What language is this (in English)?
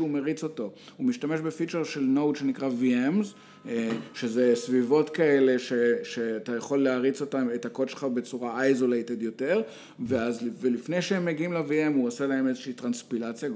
Hebrew